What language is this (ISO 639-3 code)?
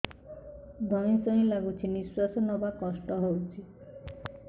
ori